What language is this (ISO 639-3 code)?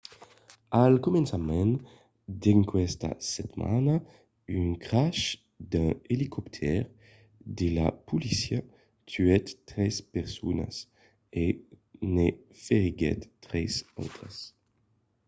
oci